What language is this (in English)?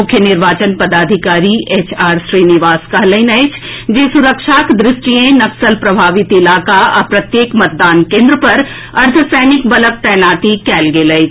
Maithili